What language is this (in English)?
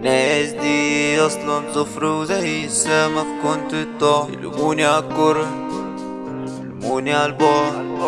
Arabic